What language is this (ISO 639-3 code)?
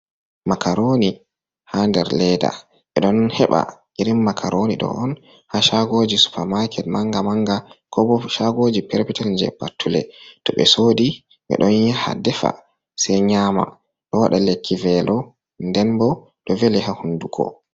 ful